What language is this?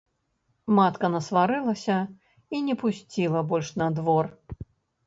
Belarusian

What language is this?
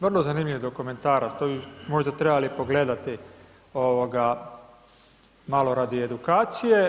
Croatian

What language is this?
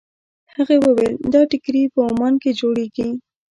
Pashto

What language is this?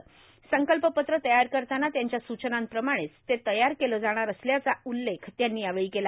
Marathi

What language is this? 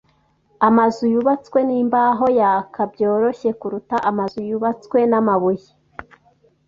Kinyarwanda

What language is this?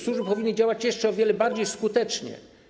Polish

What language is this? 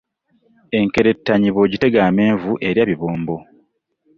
Ganda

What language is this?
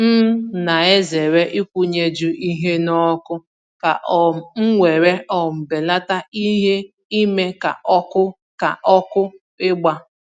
Igbo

